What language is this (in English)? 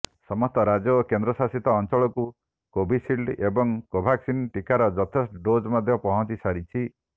Odia